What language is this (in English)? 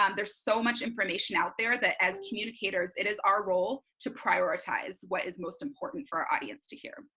English